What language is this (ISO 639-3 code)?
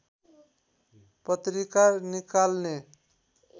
nep